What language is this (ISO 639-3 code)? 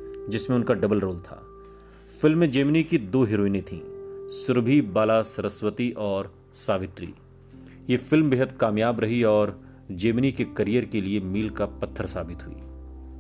hin